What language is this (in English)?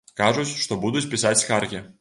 Belarusian